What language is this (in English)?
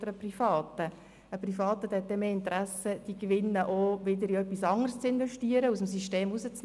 Swiss German